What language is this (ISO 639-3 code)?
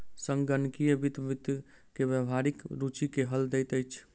mai